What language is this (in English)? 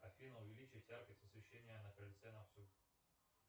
Russian